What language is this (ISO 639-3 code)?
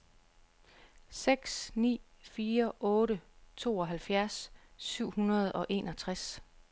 dan